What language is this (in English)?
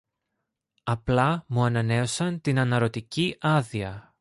Greek